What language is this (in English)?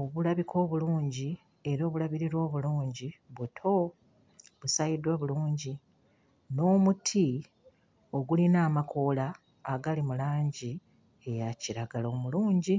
Ganda